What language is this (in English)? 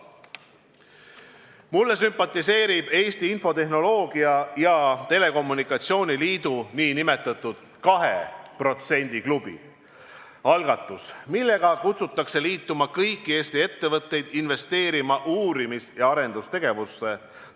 Estonian